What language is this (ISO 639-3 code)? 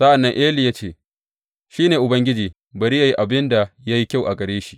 hau